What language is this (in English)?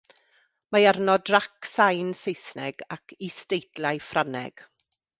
Welsh